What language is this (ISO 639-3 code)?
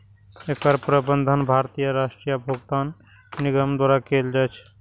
mai